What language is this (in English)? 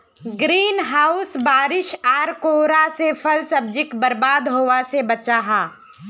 Magahi